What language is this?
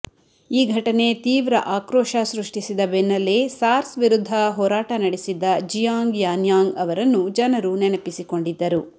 Kannada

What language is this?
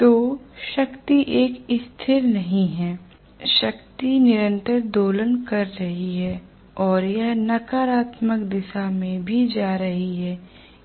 Hindi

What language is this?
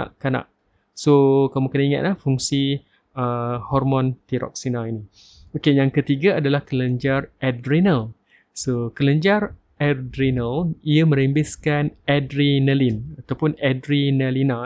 Malay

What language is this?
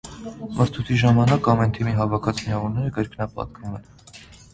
Armenian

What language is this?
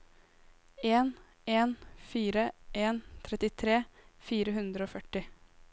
Norwegian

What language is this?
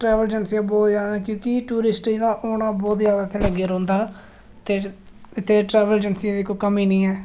Dogri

